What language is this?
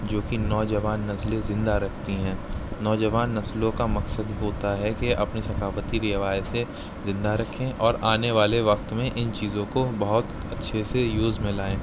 Urdu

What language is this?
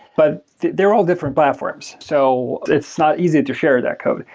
English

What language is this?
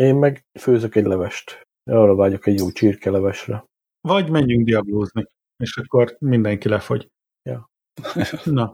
Hungarian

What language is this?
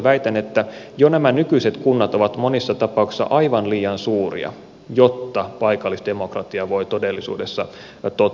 Finnish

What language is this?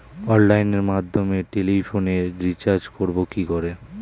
Bangla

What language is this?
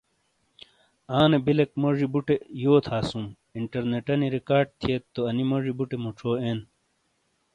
Shina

